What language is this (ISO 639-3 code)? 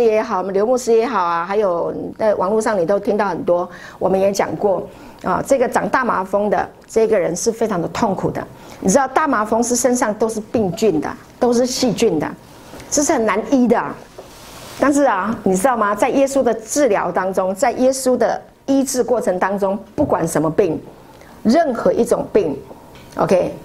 zho